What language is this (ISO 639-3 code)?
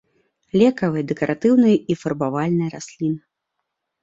bel